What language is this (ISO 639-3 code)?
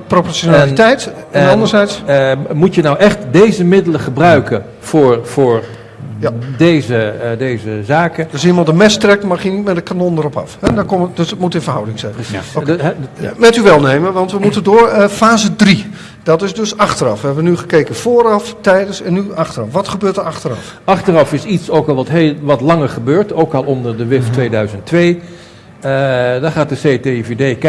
nld